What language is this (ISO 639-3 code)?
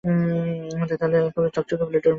ben